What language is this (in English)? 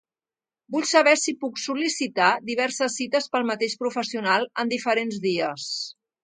Catalan